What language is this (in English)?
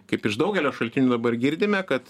Lithuanian